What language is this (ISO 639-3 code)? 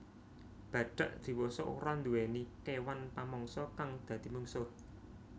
jav